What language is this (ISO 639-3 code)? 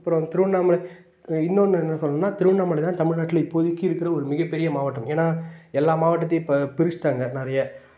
tam